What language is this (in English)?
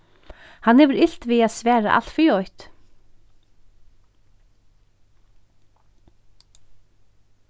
Faroese